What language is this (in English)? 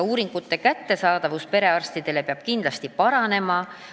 Estonian